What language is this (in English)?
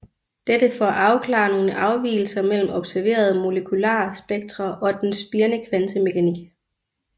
Danish